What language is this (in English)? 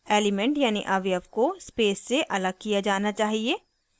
Hindi